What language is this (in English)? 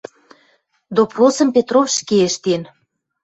Western Mari